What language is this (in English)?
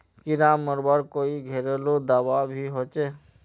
Magahi